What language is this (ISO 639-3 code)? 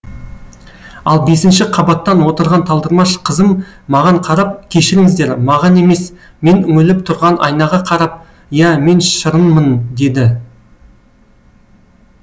kaz